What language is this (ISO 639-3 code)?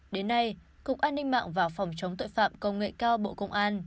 vie